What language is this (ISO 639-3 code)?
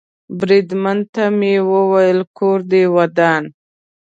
pus